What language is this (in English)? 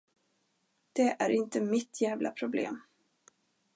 Swedish